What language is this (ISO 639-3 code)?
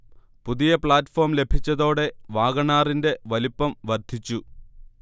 mal